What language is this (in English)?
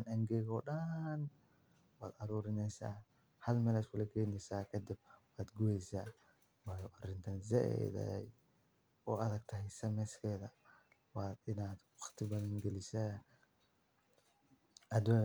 Somali